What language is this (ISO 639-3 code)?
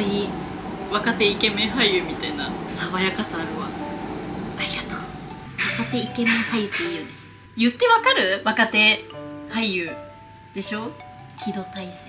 jpn